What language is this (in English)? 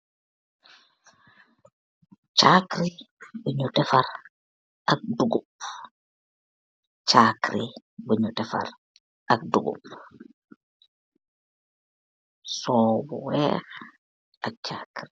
Wolof